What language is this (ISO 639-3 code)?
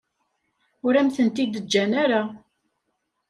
kab